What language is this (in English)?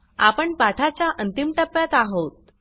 Marathi